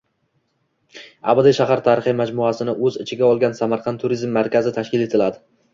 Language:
Uzbek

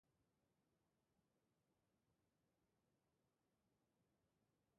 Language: Basque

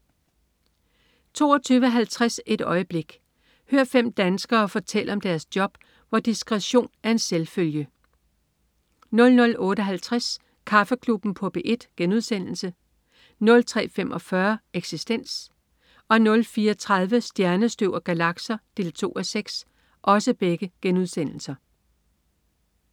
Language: Danish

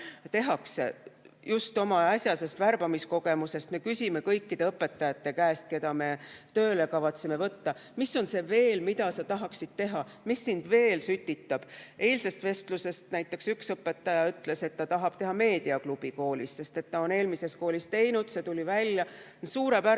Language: Estonian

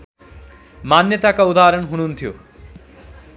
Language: Nepali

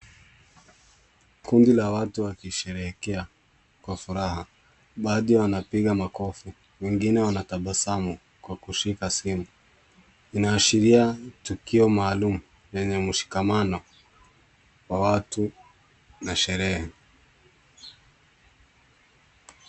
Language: Swahili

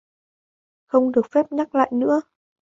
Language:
Vietnamese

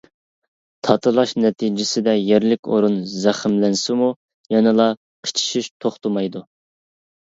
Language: Uyghur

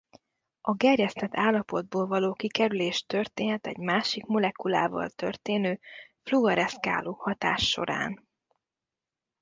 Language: Hungarian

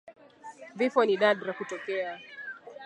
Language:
Swahili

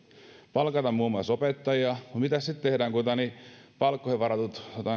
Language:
Finnish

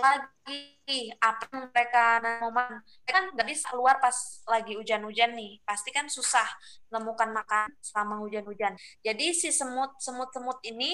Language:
Indonesian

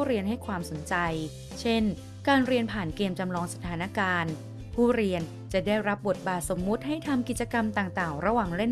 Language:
Thai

